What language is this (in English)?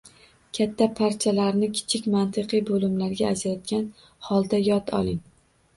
Uzbek